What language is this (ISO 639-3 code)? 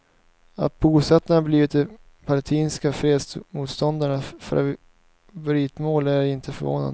swe